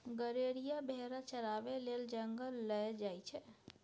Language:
Maithili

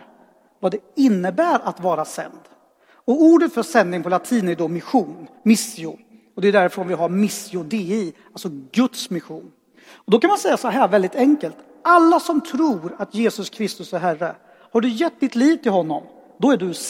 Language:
Swedish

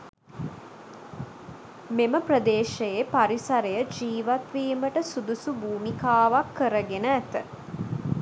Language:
Sinhala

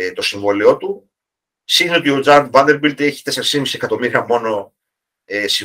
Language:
Greek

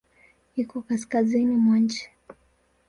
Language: Swahili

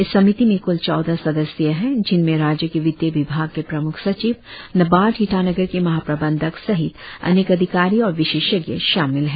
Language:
Hindi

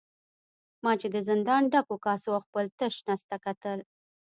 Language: Pashto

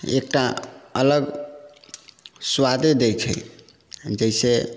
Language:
Maithili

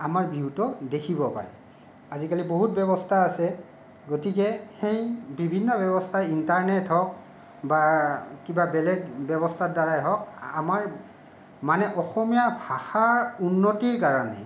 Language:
Assamese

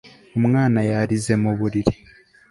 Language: Kinyarwanda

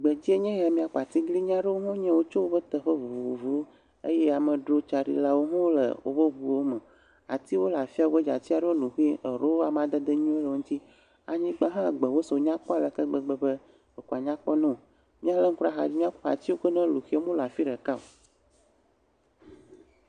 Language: Ewe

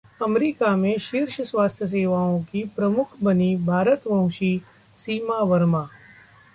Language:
Hindi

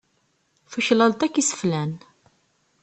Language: Kabyle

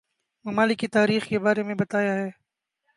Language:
Urdu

